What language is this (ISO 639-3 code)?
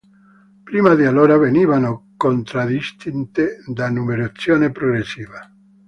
ita